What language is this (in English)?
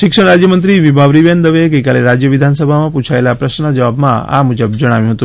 Gujarati